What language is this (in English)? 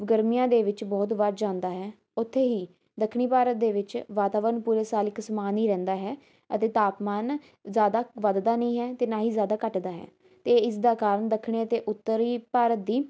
Punjabi